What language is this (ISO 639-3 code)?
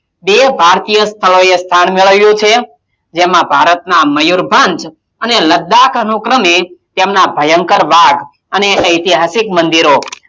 guj